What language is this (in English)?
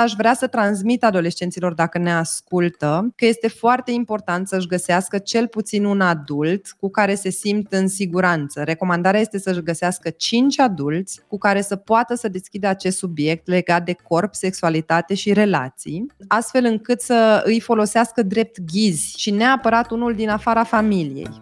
Romanian